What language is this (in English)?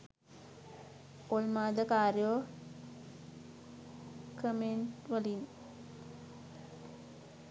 Sinhala